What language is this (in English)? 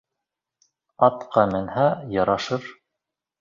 Bashkir